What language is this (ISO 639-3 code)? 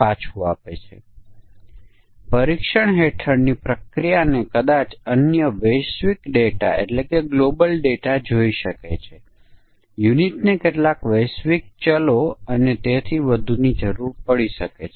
guj